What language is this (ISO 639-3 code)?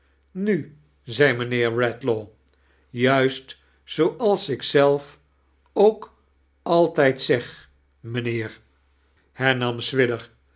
nld